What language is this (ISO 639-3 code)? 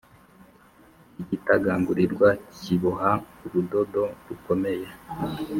kin